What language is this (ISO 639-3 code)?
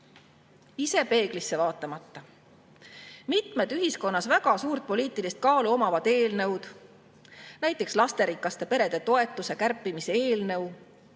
est